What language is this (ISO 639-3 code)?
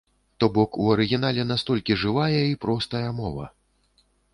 bel